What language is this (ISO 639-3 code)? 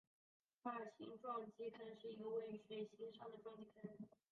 zho